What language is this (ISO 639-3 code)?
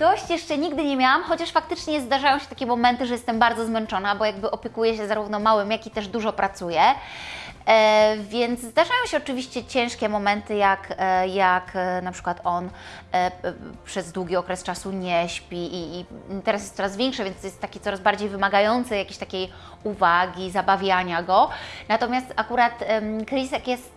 pol